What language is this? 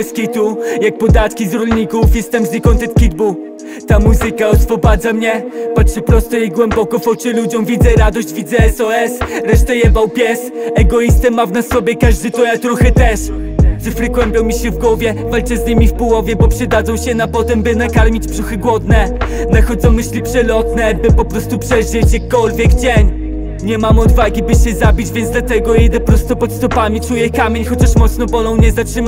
Polish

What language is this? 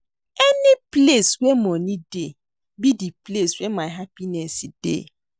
Nigerian Pidgin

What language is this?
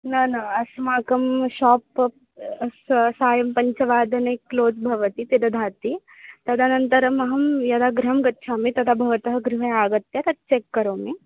Sanskrit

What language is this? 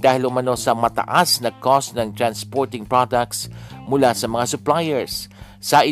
Filipino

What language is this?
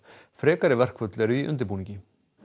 Icelandic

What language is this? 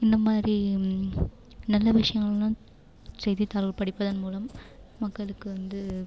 Tamil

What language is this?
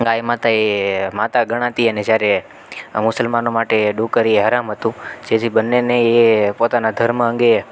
Gujarati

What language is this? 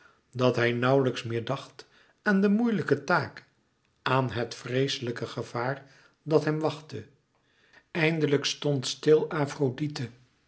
Dutch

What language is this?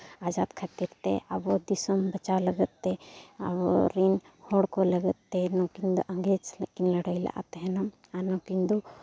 Santali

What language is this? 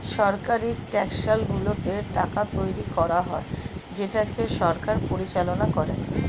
Bangla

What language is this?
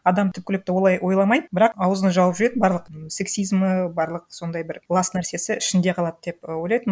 Kazakh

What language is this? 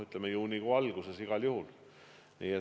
Estonian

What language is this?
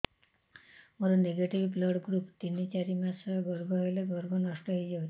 Odia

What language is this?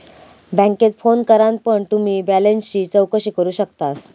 Marathi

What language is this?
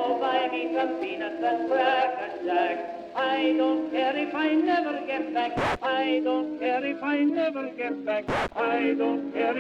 Danish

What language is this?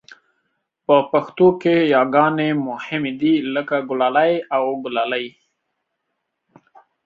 Pashto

